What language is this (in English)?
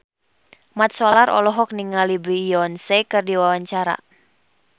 Sundanese